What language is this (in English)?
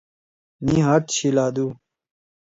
Torwali